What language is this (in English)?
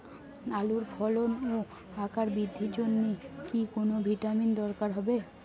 Bangla